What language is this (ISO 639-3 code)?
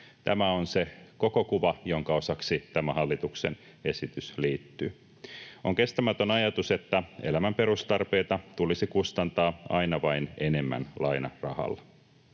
fin